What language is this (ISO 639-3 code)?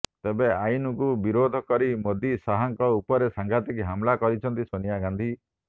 ori